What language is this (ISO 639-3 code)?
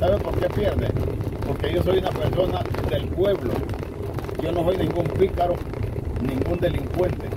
spa